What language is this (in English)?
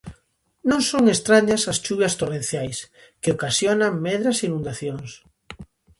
Galician